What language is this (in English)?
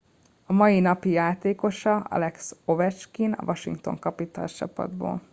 Hungarian